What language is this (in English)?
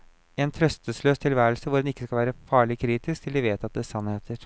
Norwegian